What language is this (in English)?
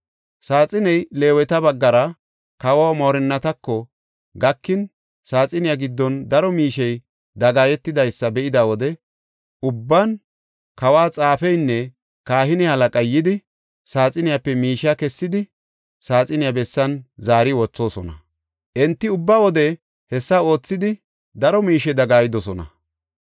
Gofa